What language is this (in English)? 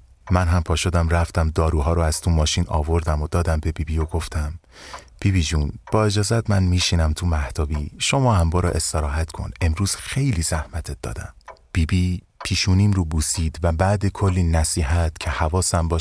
Persian